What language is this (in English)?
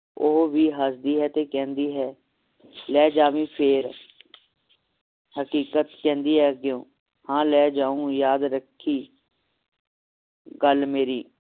Punjabi